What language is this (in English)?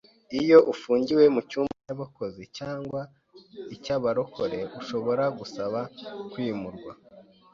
Kinyarwanda